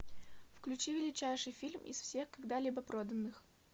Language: Russian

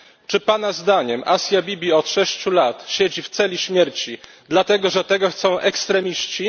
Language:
Polish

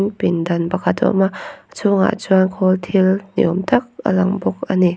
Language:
Mizo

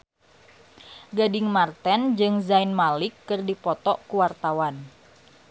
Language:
Sundanese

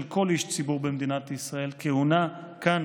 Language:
Hebrew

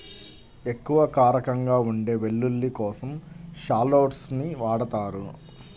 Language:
Telugu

